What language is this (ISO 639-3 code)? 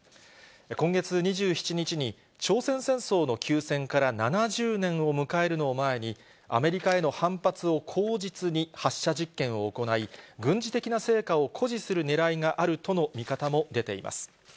jpn